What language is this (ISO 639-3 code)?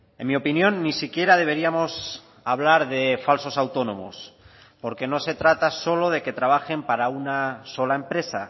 spa